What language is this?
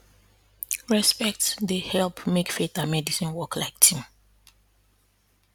Nigerian Pidgin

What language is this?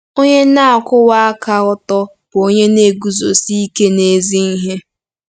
Igbo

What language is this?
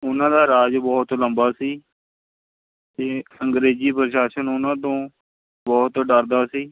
Punjabi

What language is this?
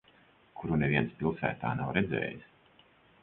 Latvian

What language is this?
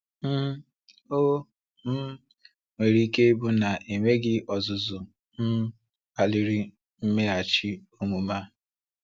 Igbo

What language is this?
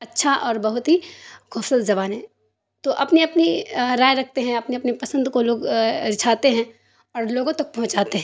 Urdu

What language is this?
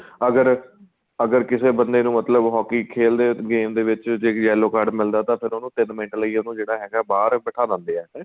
Punjabi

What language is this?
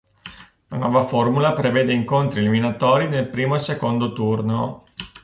Italian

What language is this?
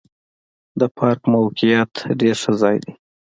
Pashto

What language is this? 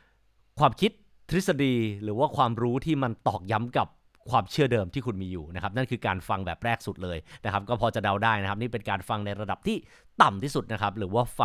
Thai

